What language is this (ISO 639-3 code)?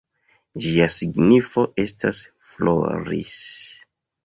epo